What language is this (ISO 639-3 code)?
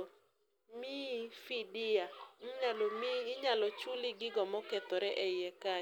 luo